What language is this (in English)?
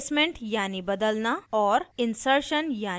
Hindi